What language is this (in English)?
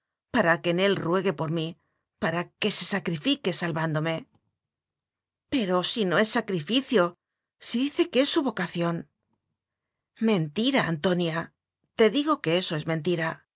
Spanish